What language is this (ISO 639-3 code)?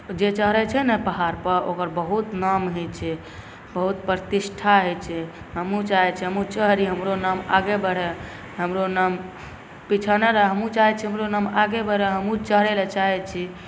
mai